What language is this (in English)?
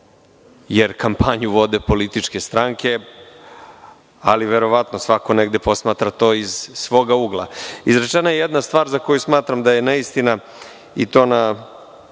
Serbian